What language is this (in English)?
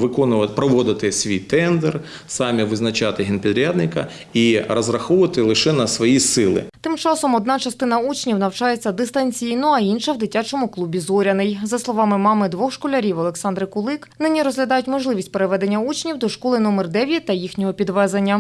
Ukrainian